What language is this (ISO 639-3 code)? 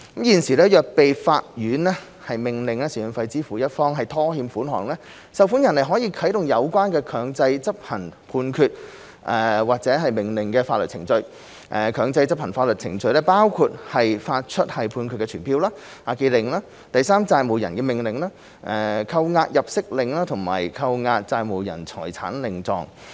yue